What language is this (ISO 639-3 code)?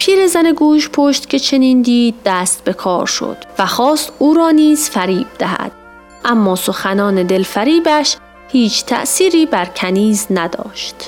fas